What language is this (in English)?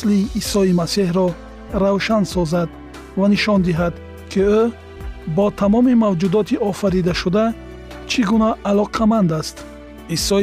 Persian